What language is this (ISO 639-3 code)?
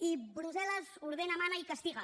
cat